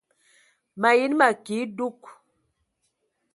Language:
Ewondo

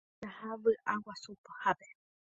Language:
Guarani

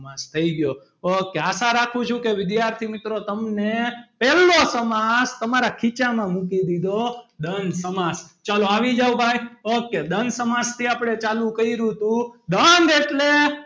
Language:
Gujarati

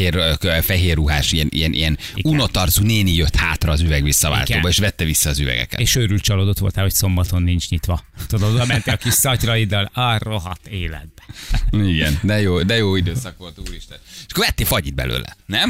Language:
Hungarian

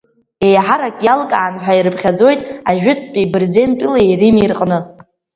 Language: Abkhazian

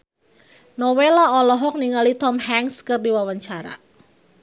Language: Sundanese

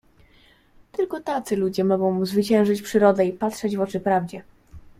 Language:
Polish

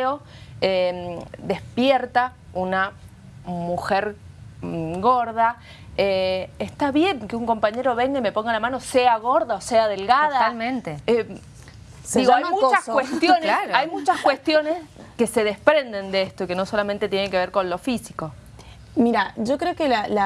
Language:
Spanish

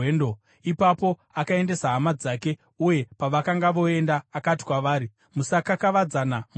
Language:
Shona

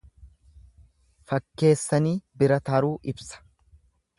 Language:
Oromo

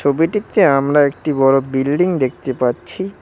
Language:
Bangla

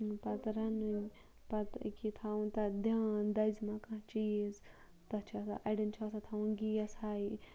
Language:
Kashmiri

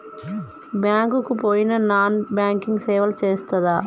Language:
Telugu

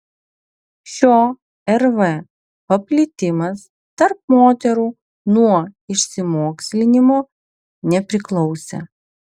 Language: Lithuanian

